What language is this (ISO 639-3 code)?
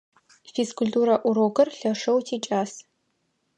ady